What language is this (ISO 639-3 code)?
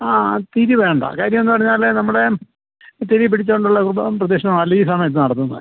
mal